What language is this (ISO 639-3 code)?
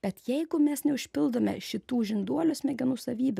lit